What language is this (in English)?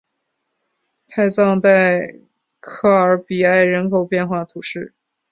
Chinese